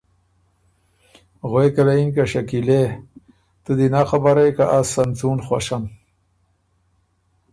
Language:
Ormuri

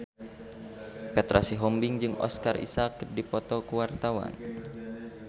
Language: Sundanese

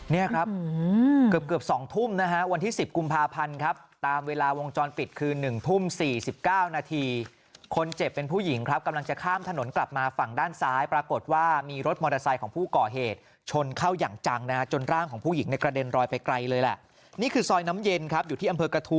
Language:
Thai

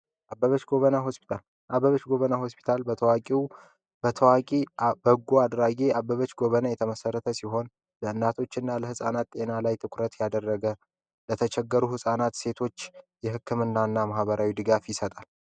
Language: Amharic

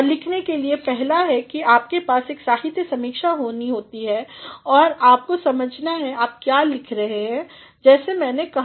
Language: Hindi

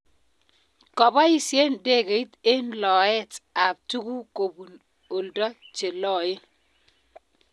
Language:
Kalenjin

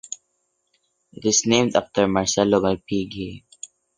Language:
English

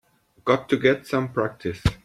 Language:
English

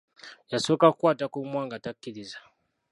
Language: Ganda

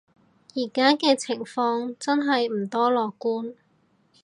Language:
Cantonese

